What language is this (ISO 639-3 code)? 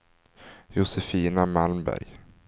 swe